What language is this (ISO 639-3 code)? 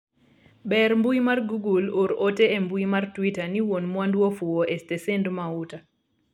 luo